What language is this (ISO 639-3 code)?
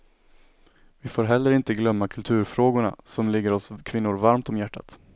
swe